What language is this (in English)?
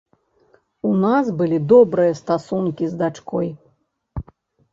Belarusian